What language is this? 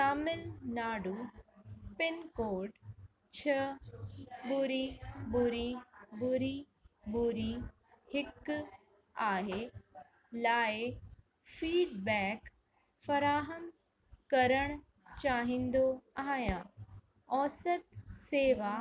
Sindhi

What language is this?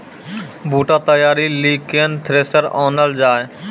Maithili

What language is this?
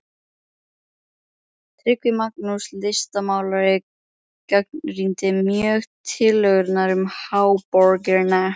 Icelandic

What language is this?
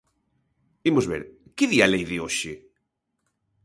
Galician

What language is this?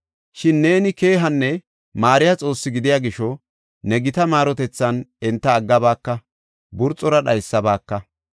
Gofa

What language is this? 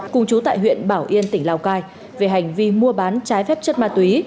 Vietnamese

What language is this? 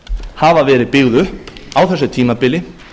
Icelandic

